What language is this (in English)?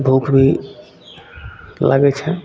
Maithili